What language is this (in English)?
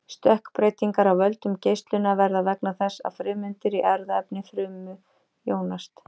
Icelandic